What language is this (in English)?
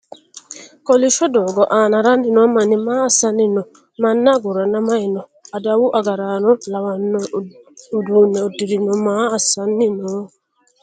Sidamo